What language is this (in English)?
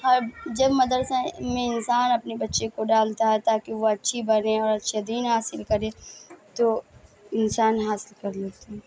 Urdu